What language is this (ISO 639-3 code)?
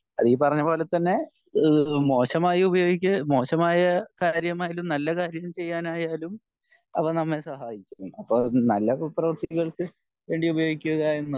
mal